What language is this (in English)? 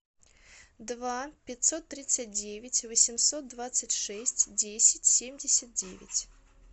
Russian